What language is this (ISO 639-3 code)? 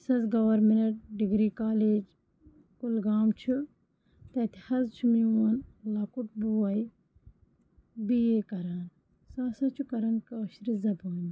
kas